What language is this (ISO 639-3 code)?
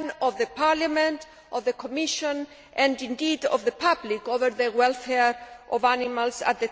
eng